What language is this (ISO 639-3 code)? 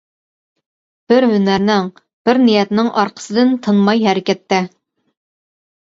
uig